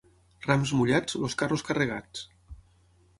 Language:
Catalan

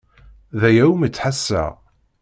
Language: Kabyle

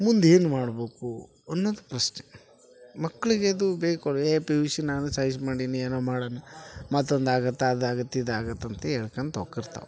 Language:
Kannada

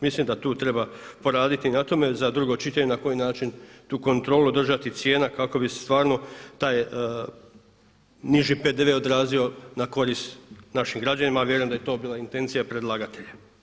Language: Croatian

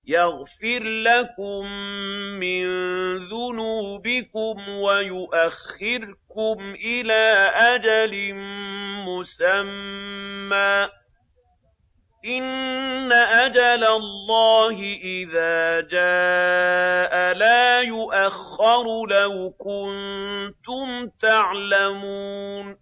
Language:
Arabic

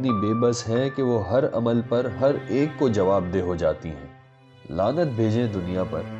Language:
Urdu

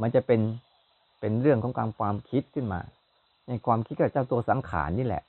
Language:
Thai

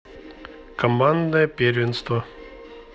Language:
Russian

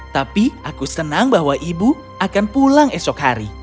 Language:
Indonesian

